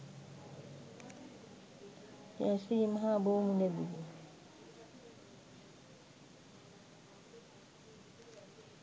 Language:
Sinhala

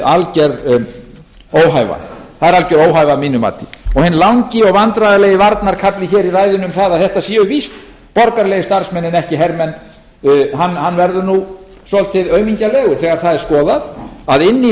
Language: Icelandic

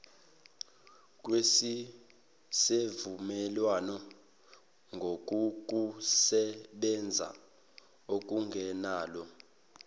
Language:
Zulu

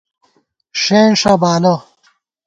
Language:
Gawar-Bati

